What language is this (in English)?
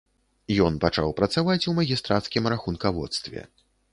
Belarusian